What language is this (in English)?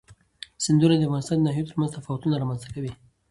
Pashto